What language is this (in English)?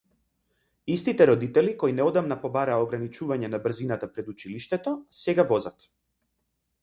Macedonian